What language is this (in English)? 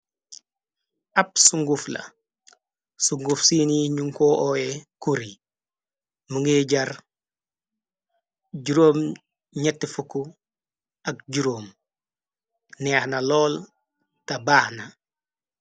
Wolof